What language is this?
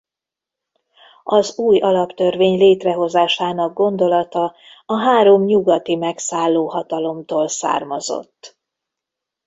Hungarian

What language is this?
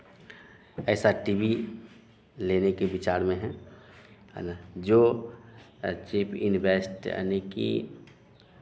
Hindi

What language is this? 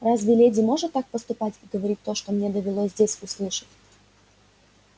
Russian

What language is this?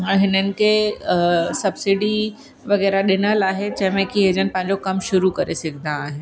Sindhi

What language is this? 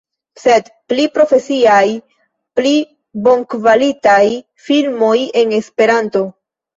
Esperanto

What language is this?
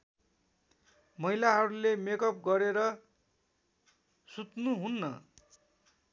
Nepali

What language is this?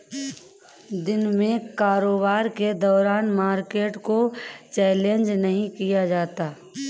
Hindi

